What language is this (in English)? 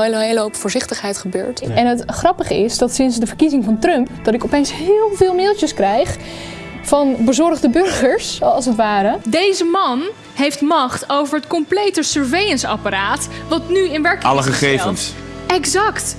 Dutch